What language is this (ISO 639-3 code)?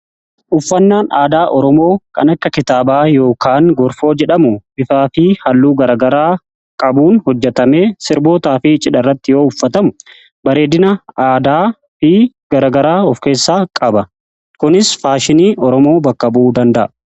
orm